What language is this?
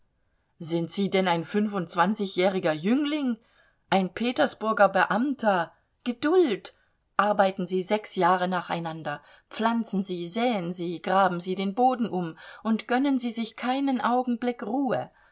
German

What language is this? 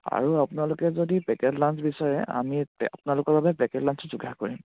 Assamese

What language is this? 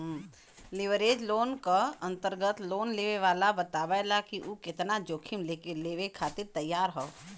Bhojpuri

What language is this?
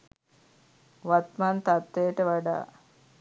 Sinhala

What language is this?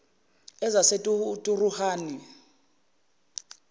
Zulu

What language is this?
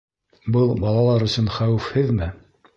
Bashkir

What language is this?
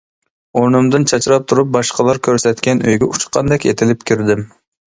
Uyghur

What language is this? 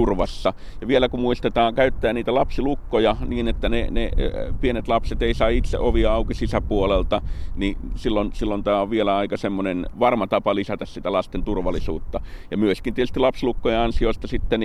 Finnish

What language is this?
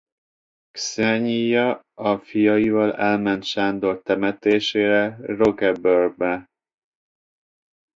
Hungarian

